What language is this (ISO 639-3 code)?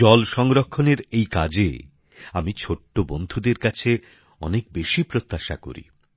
ben